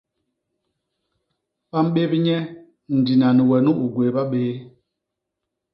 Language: Basaa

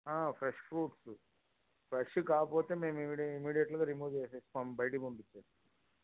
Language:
Telugu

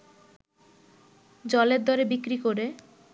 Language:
Bangla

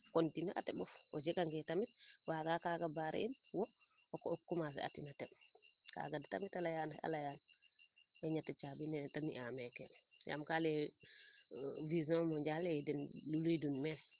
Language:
Serer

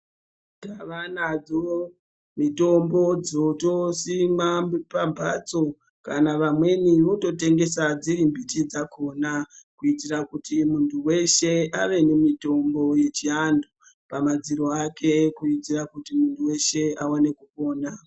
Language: Ndau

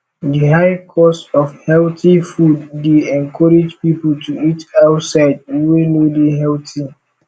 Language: Nigerian Pidgin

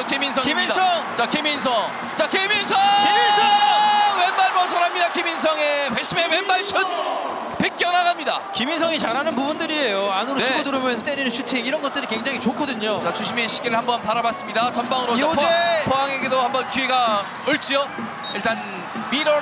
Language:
Korean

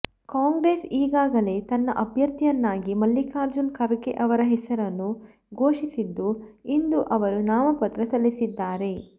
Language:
Kannada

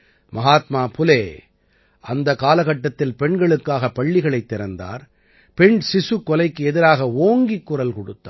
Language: Tamil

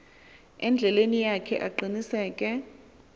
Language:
Xhosa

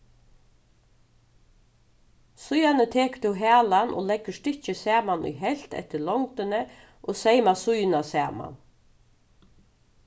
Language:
Faroese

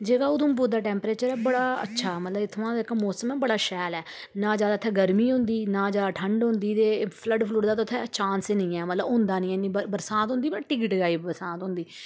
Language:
Dogri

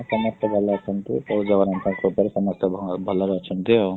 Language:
Odia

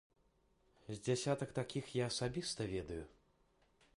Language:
Belarusian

